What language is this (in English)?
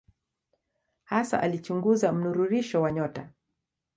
Swahili